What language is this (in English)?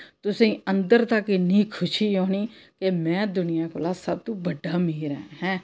Dogri